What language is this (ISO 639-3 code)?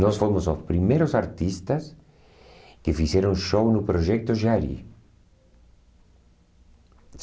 por